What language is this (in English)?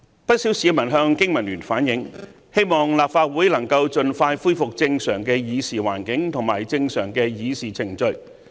Cantonese